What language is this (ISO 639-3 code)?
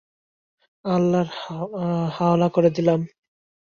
ben